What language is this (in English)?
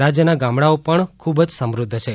Gujarati